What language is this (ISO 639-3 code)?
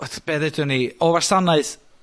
cym